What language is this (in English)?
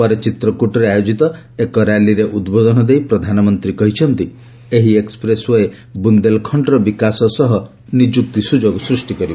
Odia